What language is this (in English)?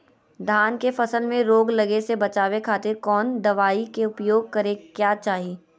Magahi